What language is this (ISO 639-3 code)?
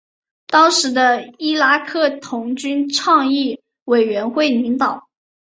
zho